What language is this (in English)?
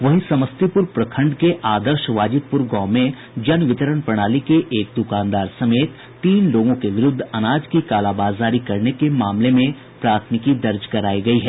Hindi